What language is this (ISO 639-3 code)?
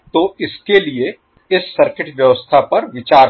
hin